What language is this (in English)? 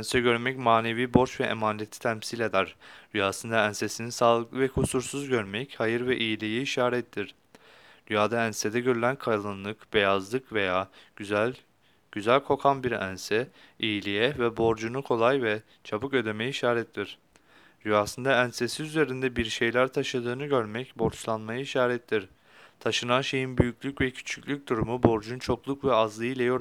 Turkish